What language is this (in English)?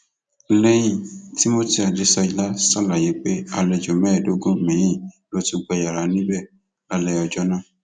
Yoruba